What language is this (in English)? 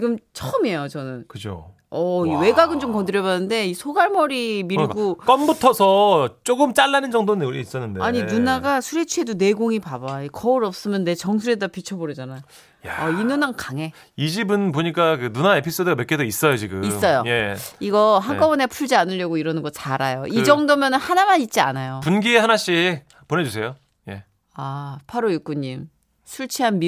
Korean